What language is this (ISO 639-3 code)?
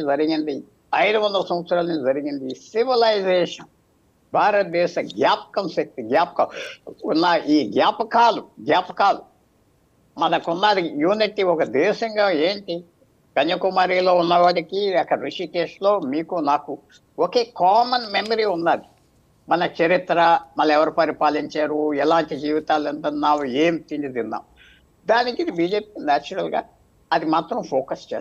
tel